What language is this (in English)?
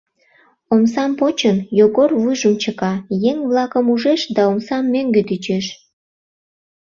Mari